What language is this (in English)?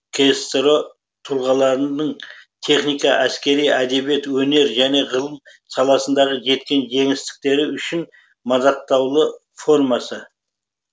Kazakh